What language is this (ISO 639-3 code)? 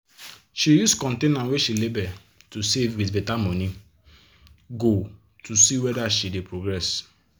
pcm